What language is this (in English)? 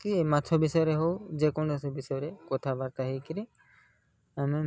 Odia